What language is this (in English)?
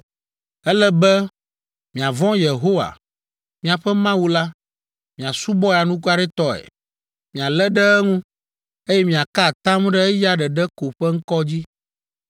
Ewe